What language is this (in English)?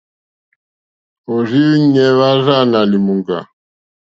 Mokpwe